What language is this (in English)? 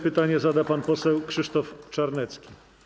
Polish